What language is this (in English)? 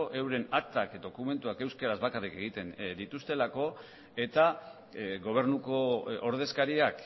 Basque